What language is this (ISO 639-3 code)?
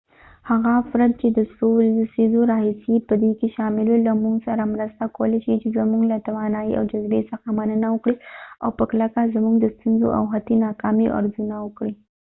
pus